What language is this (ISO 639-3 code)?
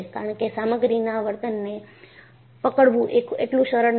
guj